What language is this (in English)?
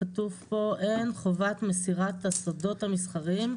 Hebrew